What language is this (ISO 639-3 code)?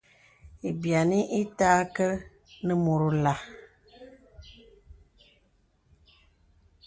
beb